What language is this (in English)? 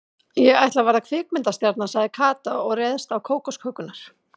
Icelandic